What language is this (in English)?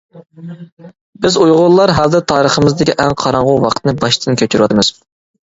Uyghur